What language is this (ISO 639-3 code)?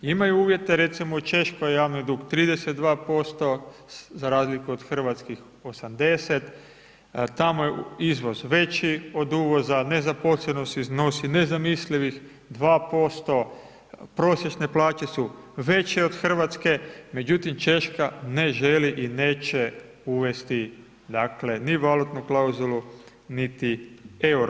hrv